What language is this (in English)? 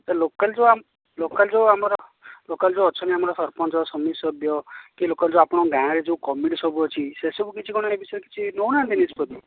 Odia